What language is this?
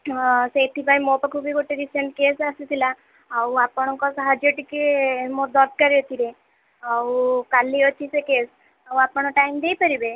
Odia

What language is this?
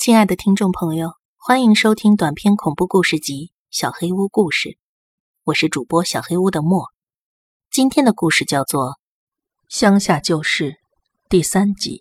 Chinese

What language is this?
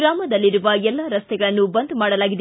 Kannada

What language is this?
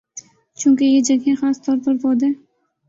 Urdu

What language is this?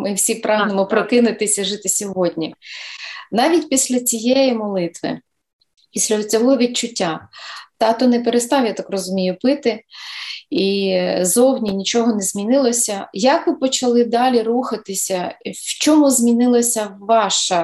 Ukrainian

